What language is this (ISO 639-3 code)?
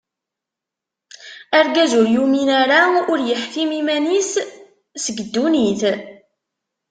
kab